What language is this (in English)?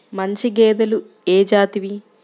Telugu